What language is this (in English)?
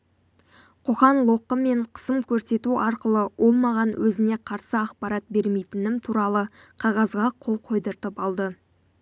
Kazakh